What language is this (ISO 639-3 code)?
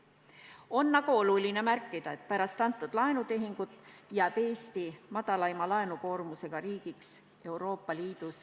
est